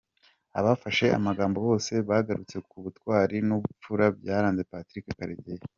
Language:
Kinyarwanda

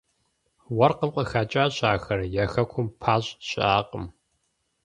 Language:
Kabardian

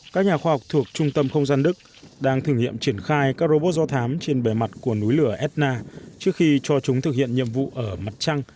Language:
Vietnamese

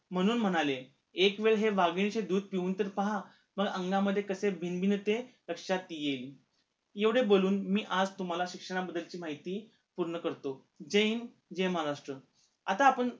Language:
Marathi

